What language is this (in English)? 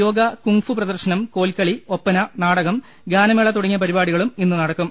Malayalam